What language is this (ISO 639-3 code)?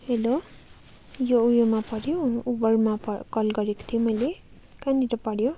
nep